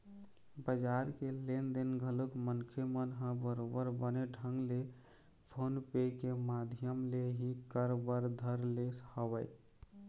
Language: Chhattisgarhi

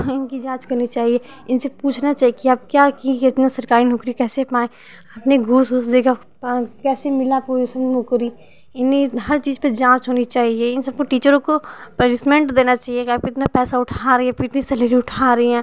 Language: Hindi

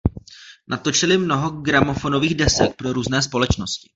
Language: Czech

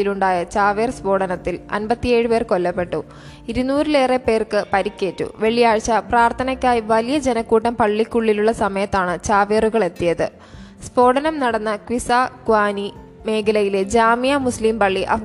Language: Malayalam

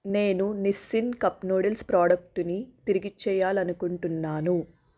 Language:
Telugu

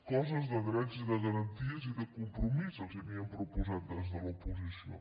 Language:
Catalan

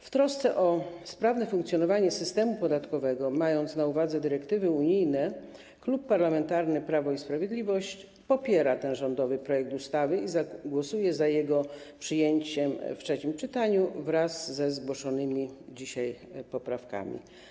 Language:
Polish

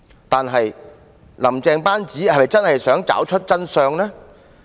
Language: Cantonese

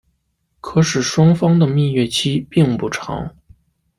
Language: Chinese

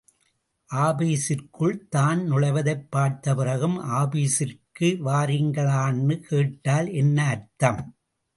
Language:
Tamil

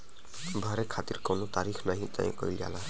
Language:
Bhojpuri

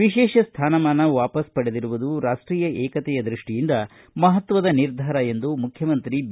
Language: Kannada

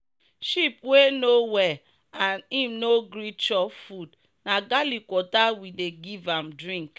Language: Nigerian Pidgin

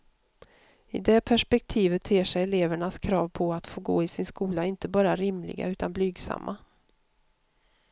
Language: Swedish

